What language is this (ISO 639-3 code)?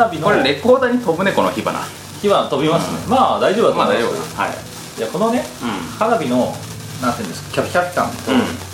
jpn